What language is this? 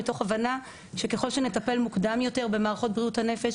Hebrew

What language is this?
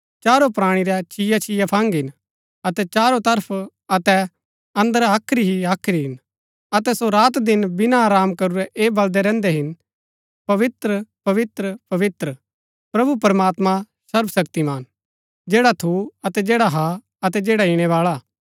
Gaddi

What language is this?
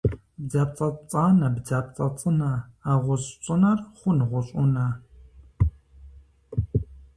Kabardian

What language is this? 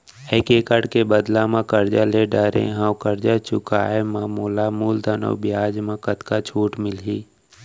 Chhattisgarhi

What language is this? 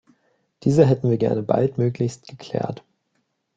German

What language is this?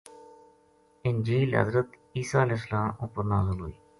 Gujari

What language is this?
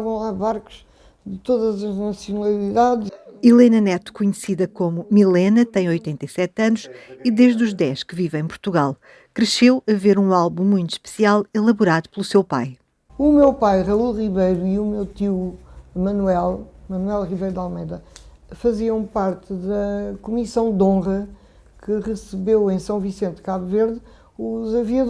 Portuguese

